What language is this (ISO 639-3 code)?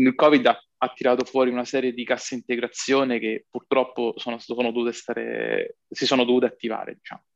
ita